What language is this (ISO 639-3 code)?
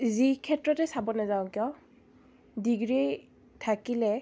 asm